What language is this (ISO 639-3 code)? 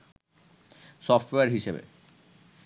ben